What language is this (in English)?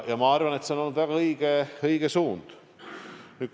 Estonian